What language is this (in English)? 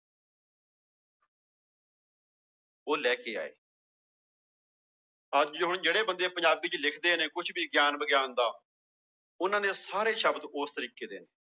Punjabi